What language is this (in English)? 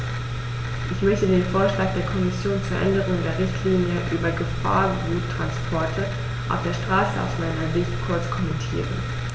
German